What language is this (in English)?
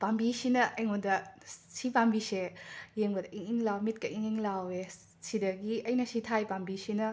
Manipuri